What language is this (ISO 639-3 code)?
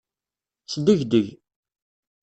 kab